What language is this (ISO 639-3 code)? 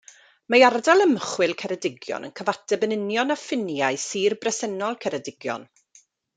cym